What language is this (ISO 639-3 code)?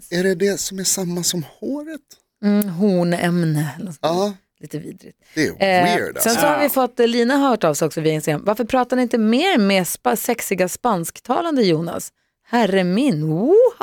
swe